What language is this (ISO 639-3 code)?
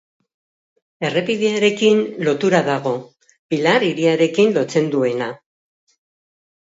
eus